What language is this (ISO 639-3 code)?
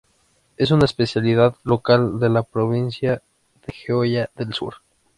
spa